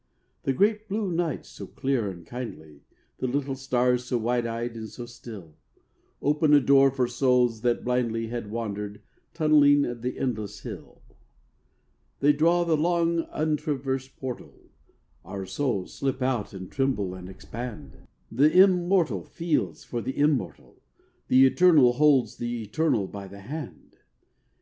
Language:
English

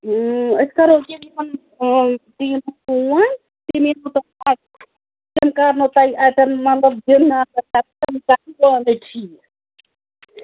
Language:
Kashmiri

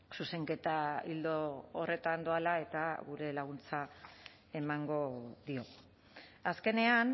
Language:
Basque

